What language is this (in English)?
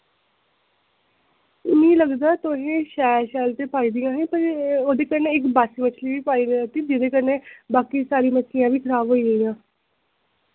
Dogri